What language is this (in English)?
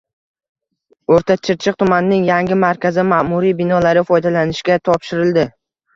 Uzbek